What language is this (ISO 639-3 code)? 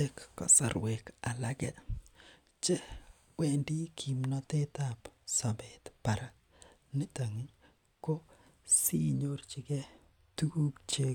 kln